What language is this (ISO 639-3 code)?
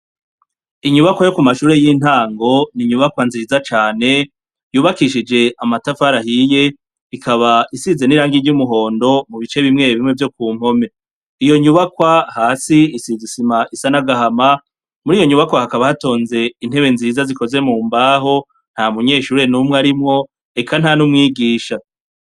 run